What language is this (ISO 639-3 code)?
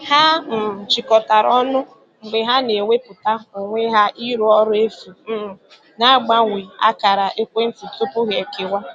ibo